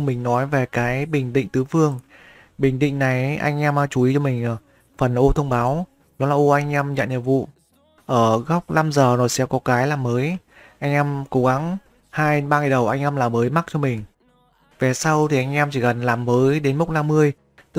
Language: Vietnamese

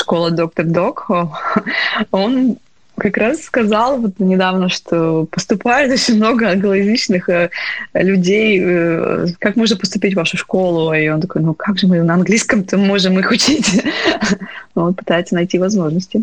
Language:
Russian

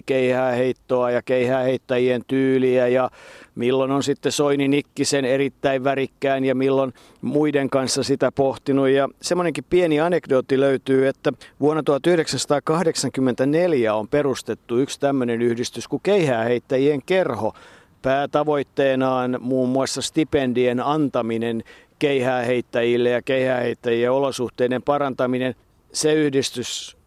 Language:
Finnish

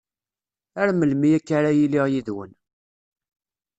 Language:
Kabyle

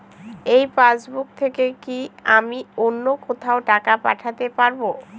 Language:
Bangla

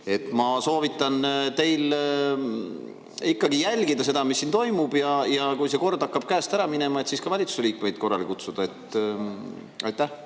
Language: Estonian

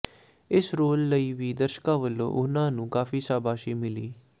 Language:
Punjabi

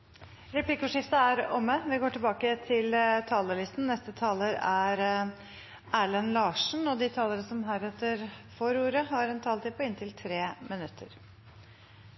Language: Norwegian Bokmål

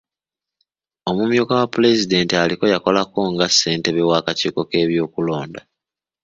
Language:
Ganda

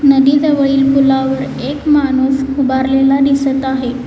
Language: Marathi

